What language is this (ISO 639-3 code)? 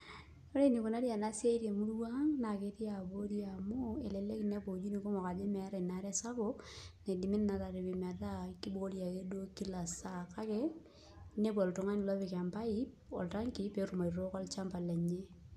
mas